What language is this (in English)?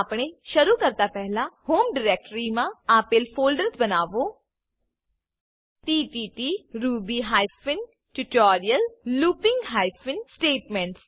Gujarati